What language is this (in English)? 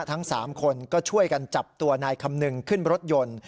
Thai